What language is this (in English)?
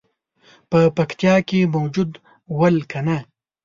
Pashto